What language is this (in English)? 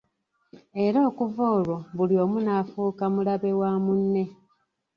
Ganda